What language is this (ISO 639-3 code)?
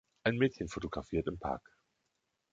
deu